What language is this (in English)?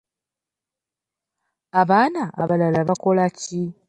Ganda